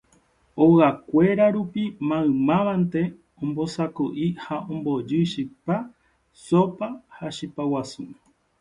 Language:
Guarani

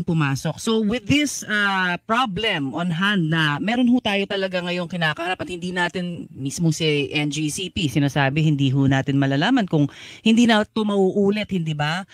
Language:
Filipino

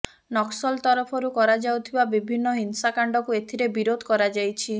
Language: Odia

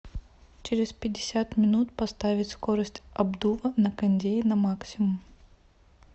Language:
Russian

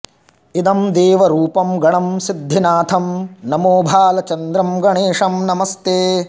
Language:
Sanskrit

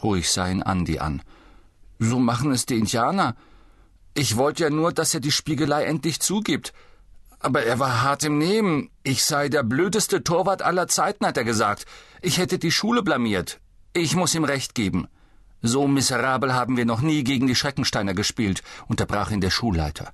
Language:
German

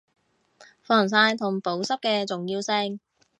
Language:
Cantonese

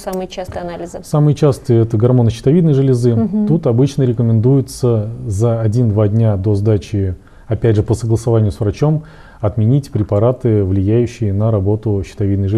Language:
Russian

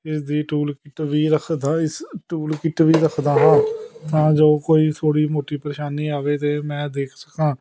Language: Punjabi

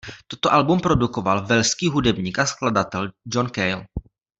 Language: Czech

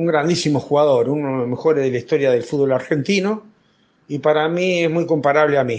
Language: Spanish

